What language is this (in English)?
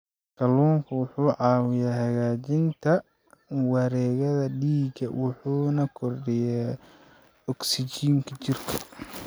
Somali